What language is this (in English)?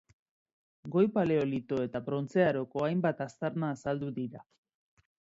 Basque